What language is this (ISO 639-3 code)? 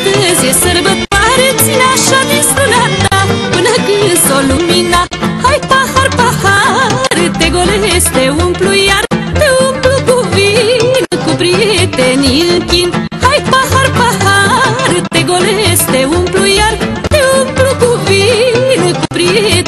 ron